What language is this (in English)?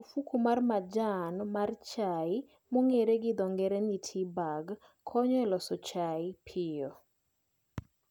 Luo (Kenya and Tanzania)